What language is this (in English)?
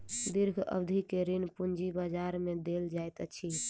Maithili